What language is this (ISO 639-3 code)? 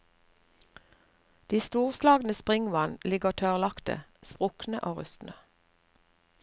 nor